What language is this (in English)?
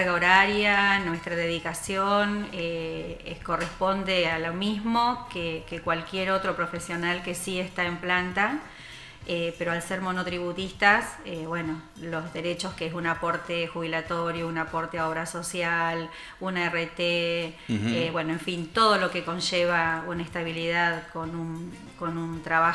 Spanish